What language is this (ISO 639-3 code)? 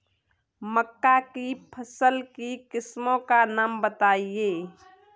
hin